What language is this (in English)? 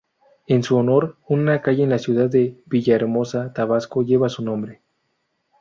Spanish